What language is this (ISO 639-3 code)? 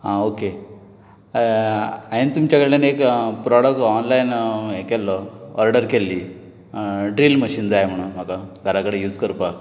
kok